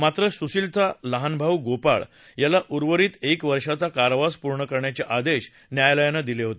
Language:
Marathi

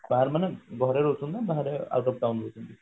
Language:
Odia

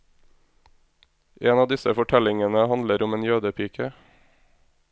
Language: Norwegian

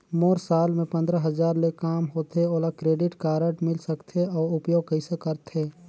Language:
Chhattisgarhi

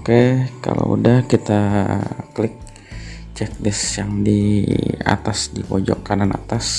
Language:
Indonesian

